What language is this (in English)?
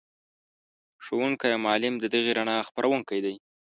Pashto